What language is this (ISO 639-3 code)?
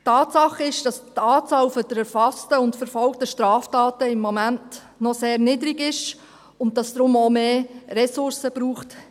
gsw